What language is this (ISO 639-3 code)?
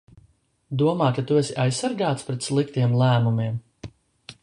lav